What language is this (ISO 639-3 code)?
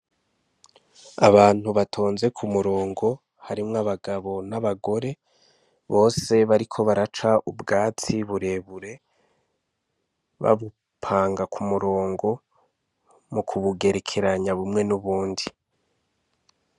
run